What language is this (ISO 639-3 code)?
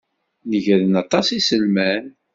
kab